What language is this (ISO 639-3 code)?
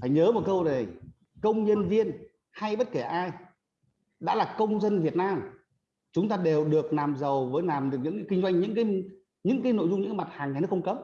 vie